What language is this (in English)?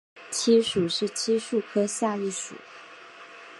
Chinese